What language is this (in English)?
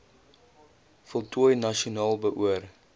Afrikaans